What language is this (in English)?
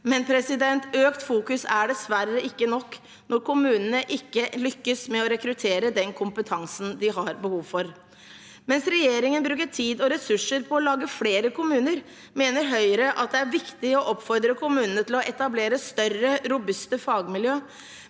Norwegian